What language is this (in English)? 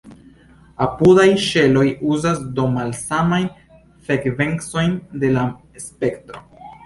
Esperanto